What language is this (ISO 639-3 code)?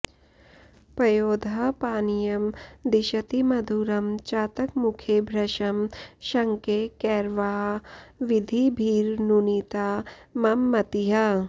san